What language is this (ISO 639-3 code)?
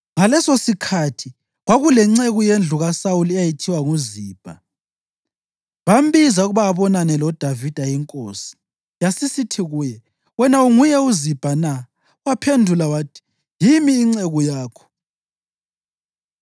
nde